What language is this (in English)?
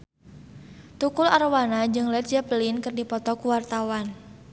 Sundanese